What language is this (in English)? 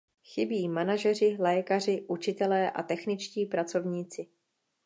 Czech